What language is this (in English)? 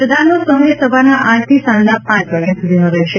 Gujarati